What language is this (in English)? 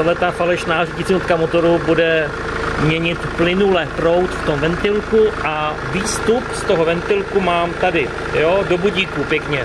Czech